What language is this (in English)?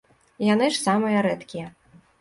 Belarusian